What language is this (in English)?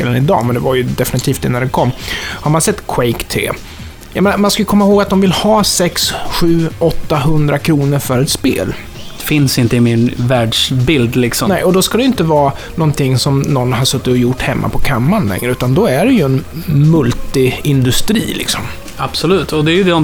Swedish